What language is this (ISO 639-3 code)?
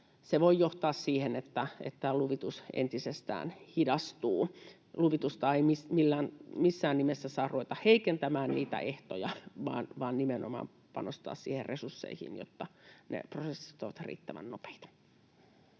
fin